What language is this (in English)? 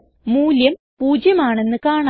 Malayalam